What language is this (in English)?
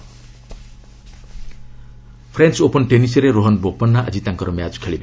Odia